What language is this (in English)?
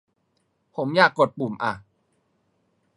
Thai